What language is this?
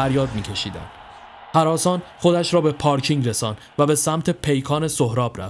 Persian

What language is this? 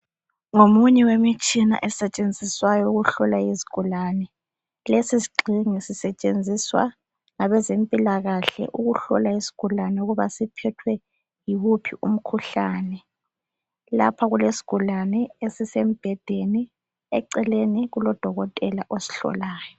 North Ndebele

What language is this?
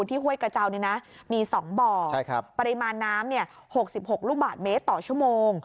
Thai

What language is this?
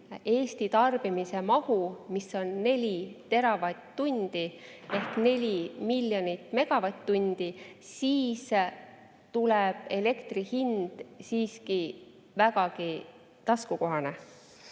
Estonian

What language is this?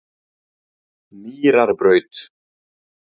Icelandic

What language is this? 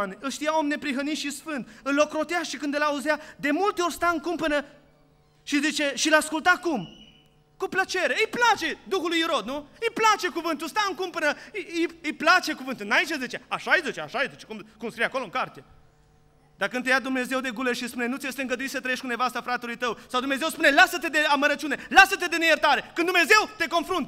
Romanian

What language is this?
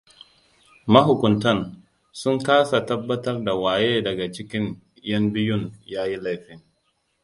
Hausa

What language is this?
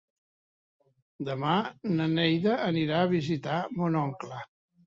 Catalan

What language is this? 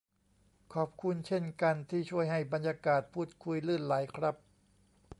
Thai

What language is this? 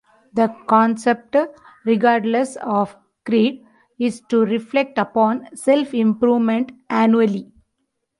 English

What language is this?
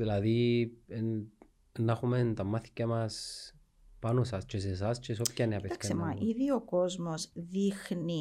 Greek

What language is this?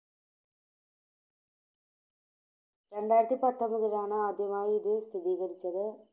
Malayalam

